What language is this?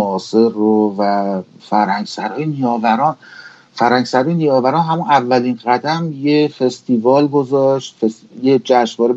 Persian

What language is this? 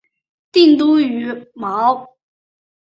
Chinese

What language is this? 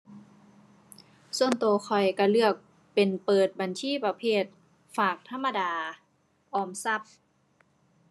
Thai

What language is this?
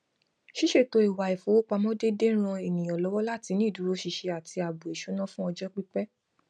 Yoruba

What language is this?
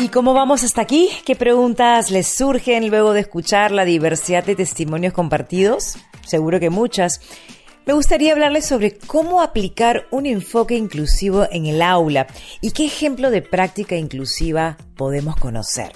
Spanish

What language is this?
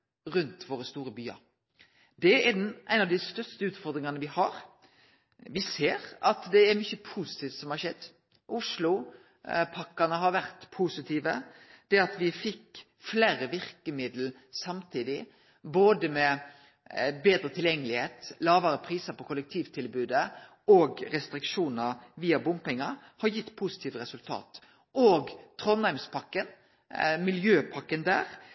Norwegian Nynorsk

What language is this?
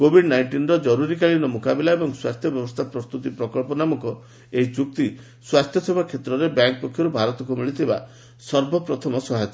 Odia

